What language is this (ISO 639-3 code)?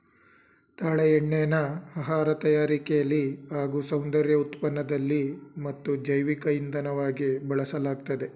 kan